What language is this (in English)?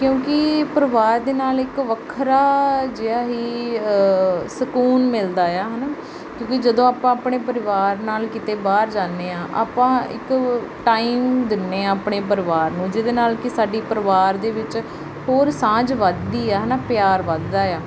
Punjabi